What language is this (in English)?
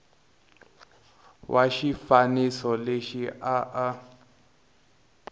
Tsonga